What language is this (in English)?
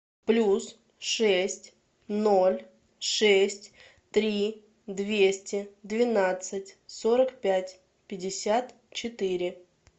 Russian